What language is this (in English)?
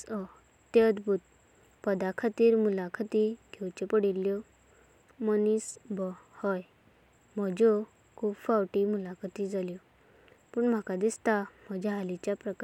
Konkani